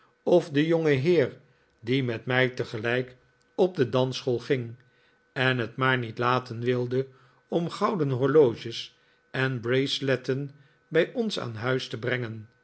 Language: Dutch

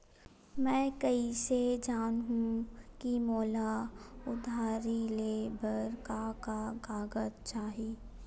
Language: Chhattisgarhi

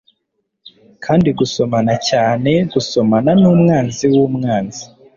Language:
Kinyarwanda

